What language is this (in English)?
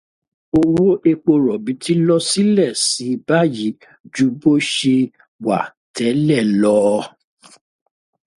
Yoruba